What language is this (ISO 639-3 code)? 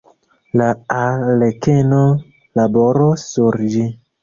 epo